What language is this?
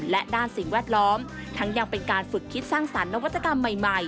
Thai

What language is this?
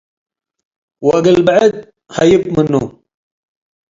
Tigre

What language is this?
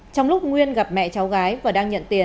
Vietnamese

